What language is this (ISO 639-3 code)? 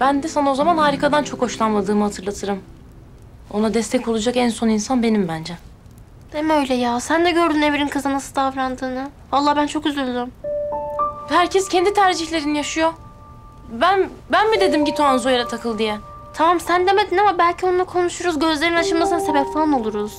tur